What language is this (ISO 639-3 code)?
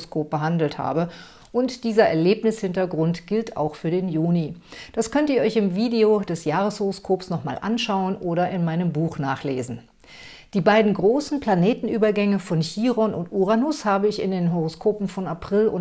deu